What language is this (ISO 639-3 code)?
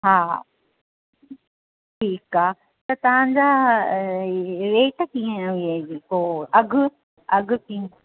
snd